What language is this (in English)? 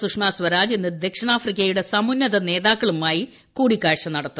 Malayalam